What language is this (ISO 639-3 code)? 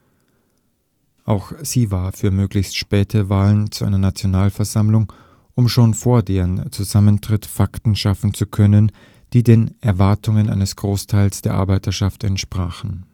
deu